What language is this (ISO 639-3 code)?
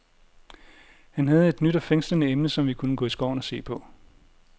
dan